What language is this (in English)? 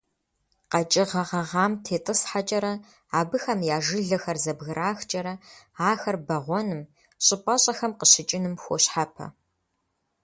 Kabardian